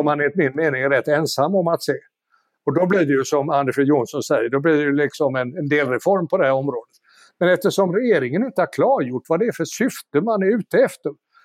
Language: Swedish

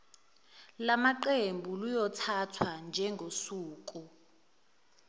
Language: Zulu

